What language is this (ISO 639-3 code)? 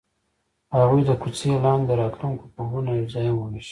pus